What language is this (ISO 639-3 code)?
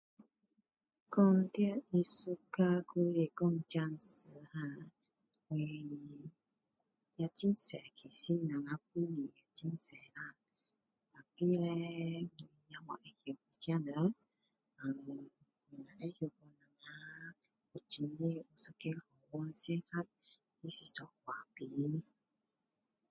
cdo